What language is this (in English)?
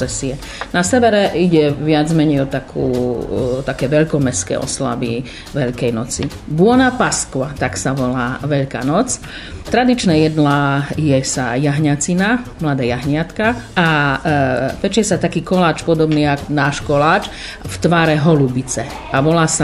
Slovak